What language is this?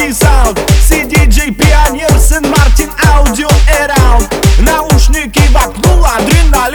Russian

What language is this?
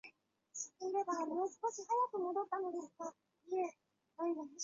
Chinese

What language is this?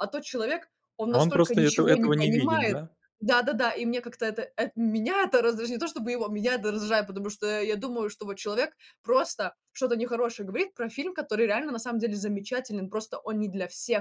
Russian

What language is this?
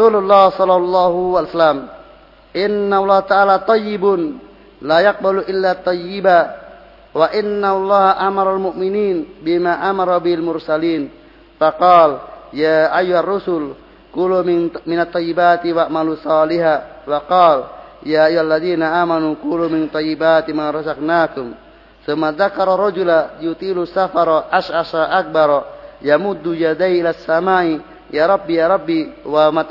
Indonesian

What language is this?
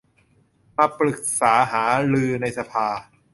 Thai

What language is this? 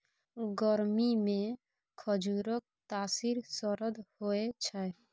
Maithili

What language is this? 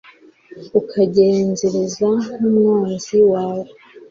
Kinyarwanda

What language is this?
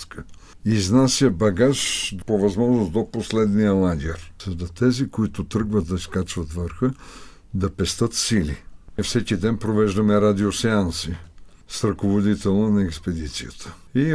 Bulgarian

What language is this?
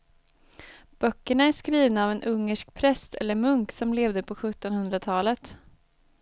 Swedish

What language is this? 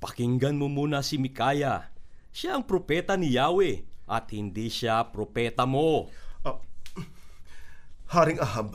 Filipino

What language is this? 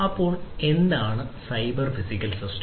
Malayalam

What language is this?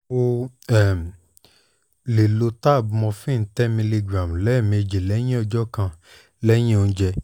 Yoruba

